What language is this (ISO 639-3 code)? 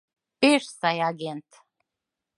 chm